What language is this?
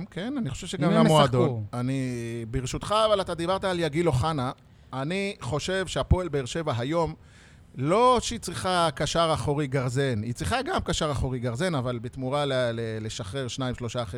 Hebrew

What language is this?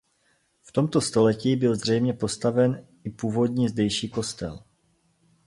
Czech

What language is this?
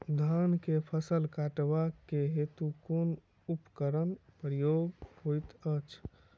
Maithili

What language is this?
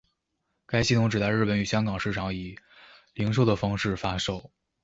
Chinese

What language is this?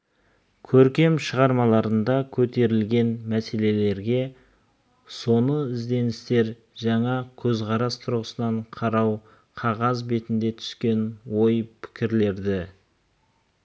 Kazakh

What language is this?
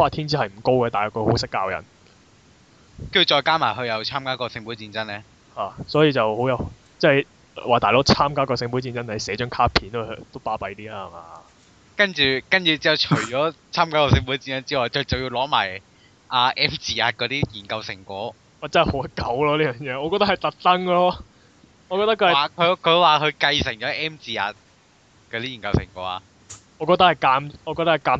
Chinese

